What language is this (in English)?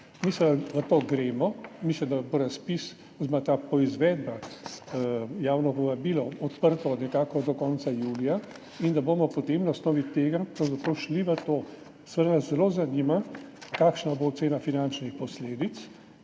Slovenian